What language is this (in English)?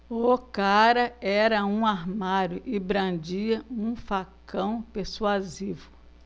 Portuguese